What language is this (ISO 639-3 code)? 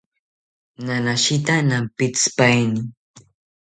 cpy